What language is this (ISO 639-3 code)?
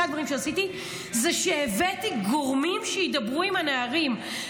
heb